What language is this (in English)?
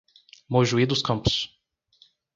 Portuguese